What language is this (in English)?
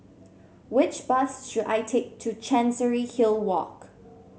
English